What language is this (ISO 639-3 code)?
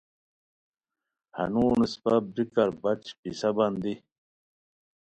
khw